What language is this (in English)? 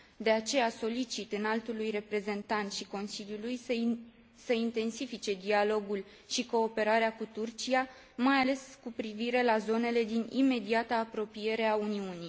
Romanian